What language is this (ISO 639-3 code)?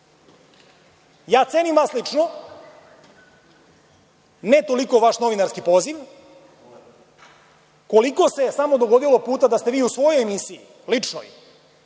srp